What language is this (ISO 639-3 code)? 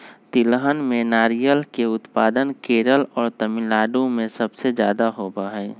mag